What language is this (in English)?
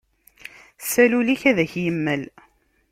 Kabyle